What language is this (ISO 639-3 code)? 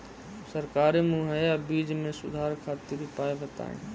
bho